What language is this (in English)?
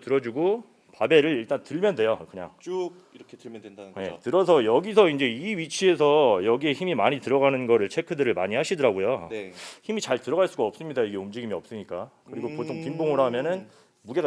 Korean